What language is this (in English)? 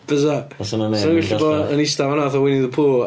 Welsh